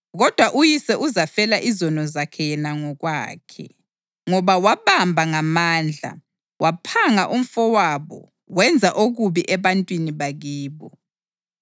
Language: North Ndebele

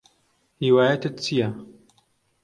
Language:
Central Kurdish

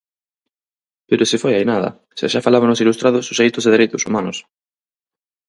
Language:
Galician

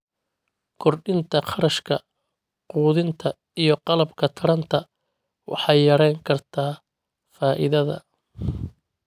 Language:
Somali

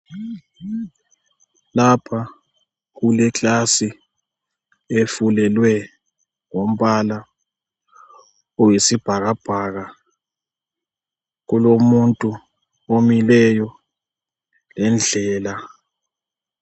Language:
North Ndebele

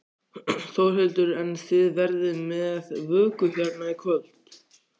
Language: Icelandic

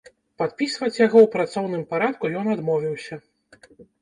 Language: Belarusian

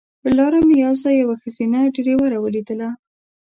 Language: Pashto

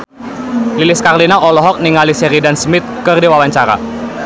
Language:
Sundanese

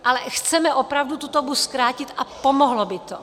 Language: Czech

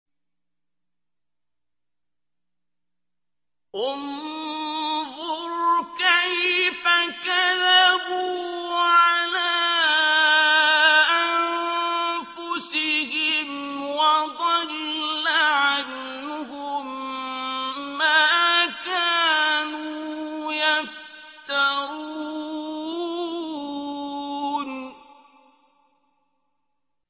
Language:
Arabic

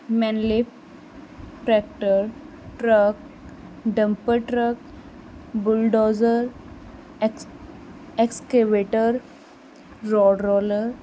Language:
Punjabi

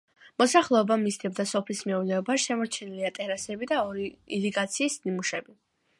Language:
Georgian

